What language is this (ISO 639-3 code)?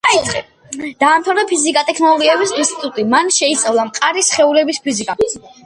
kat